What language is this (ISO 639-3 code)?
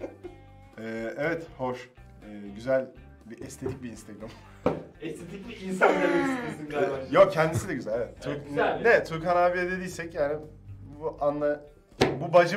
tur